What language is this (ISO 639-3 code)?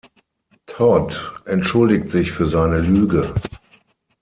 deu